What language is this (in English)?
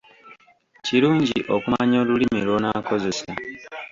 Ganda